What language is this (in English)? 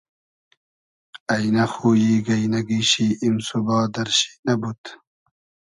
Hazaragi